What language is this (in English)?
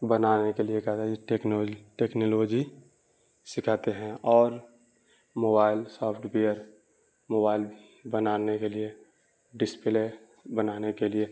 Urdu